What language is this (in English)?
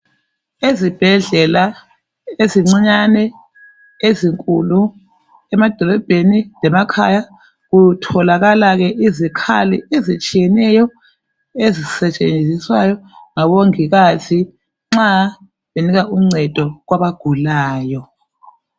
North Ndebele